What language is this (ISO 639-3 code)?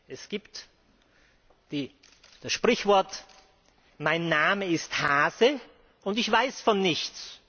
deu